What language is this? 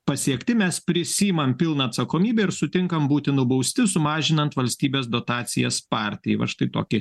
Lithuanian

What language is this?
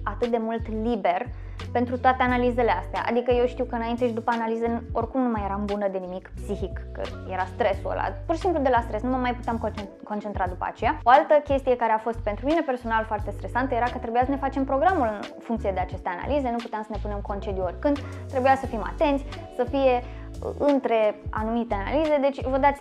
Romanian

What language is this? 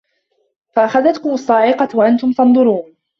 Arabic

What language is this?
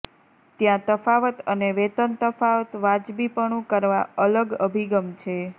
Gujarati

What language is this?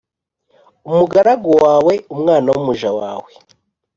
Kinyarwanda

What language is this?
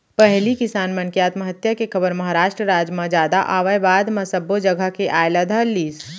Chhattisgarhi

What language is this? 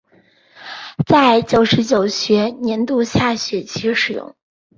Chinese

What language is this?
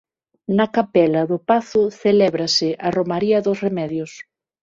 Galician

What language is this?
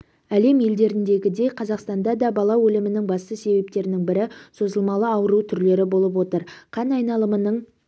Kazakh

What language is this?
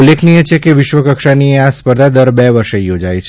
Gujarati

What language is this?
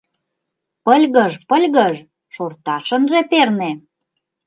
Mari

